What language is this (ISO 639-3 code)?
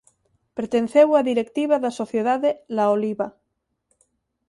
glg